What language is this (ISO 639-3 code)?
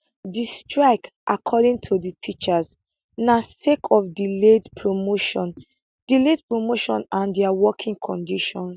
pcm